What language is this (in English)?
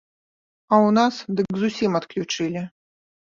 Belarusian